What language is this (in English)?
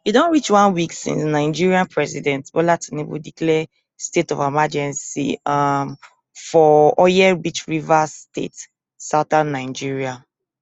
Nigerian Pidgin